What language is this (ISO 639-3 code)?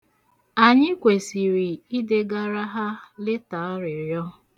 ibo